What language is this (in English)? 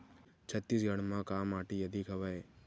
Chhattisgarhi